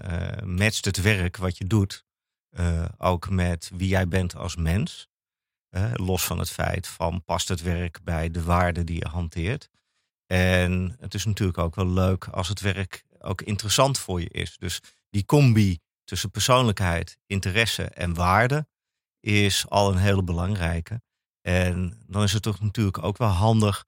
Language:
Dutch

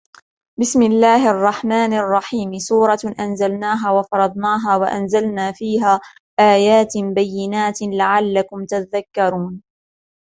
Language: Arabic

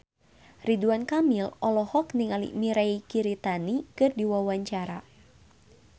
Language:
Sundanese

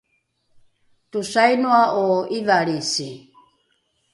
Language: Rukai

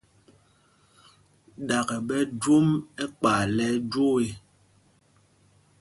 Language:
Mpumpong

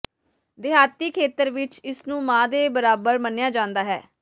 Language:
Punjabi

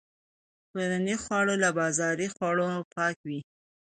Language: Pashto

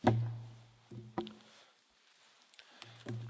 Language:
German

